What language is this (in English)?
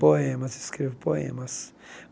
Portuguese